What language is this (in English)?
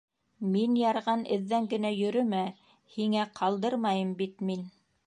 Bashkir